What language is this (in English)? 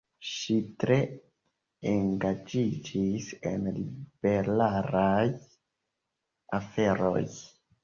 Esperanto